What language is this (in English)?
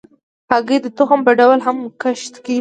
Pashto